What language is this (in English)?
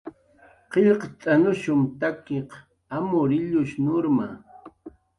Jaqaru